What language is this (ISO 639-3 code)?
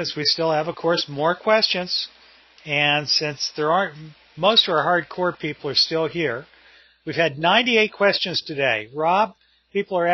eng